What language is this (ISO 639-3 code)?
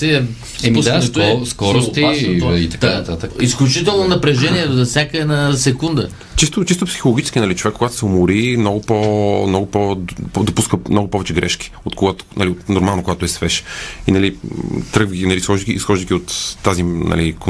bul